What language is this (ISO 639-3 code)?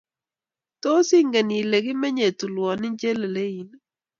kln